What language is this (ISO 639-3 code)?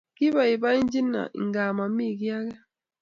kln